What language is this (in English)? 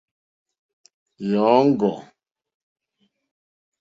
Mokpwe